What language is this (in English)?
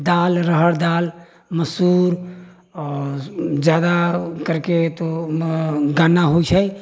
Maithili